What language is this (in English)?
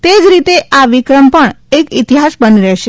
Gujarati